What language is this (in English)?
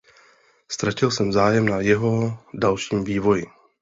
Czech